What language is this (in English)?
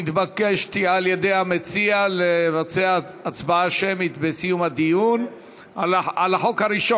Hebrew